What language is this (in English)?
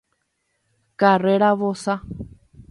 Guarani